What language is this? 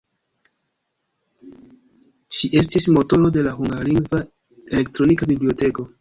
Esperanto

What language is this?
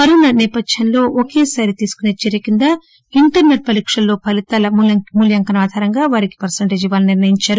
Telugu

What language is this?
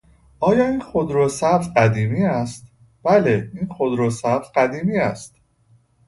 Persian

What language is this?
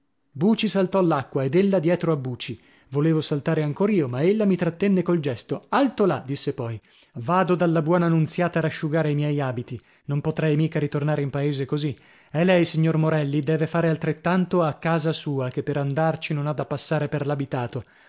Italian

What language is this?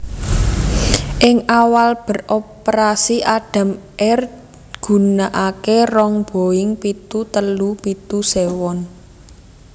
Javanese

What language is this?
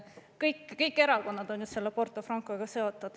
Estonian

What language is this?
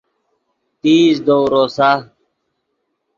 Yidgha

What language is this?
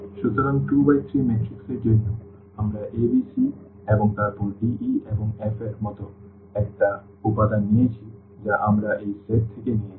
Bangla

